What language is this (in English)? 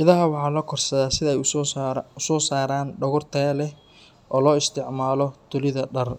Somali